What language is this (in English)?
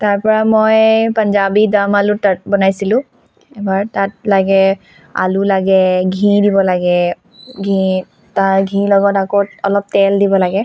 Assamese